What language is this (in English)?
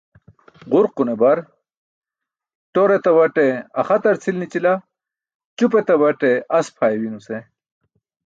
Burushaski